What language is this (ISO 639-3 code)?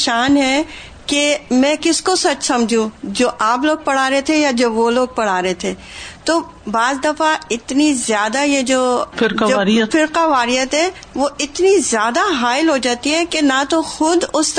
urd